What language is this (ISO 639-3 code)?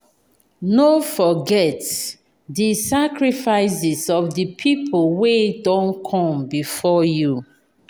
pcm